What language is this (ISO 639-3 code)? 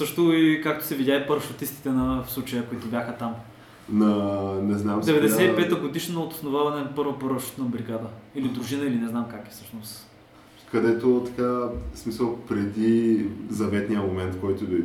bul